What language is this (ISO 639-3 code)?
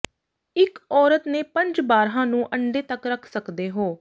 pan